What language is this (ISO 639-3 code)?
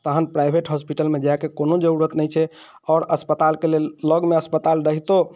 mai